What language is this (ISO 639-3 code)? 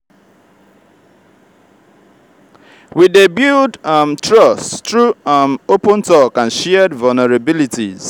pcm